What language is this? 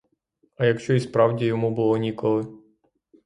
Ukrainian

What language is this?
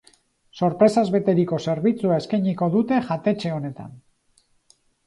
Basque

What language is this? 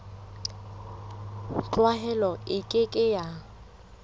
Southern Sotho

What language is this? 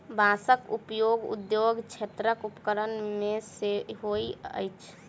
Maithili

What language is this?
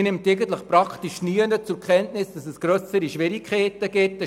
Swiss German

